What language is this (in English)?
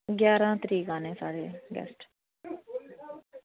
Dogri